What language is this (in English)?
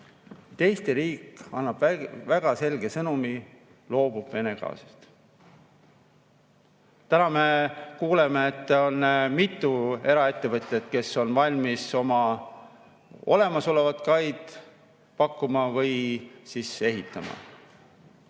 Estonian